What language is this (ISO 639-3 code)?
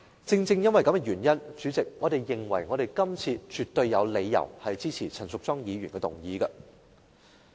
yue